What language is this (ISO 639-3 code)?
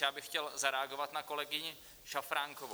ces